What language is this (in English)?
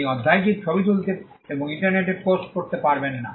Bangla